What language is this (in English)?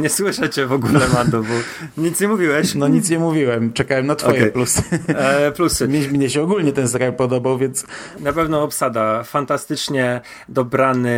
Polish